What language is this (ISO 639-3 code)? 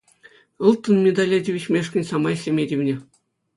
chv